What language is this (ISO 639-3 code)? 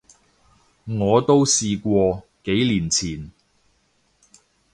yue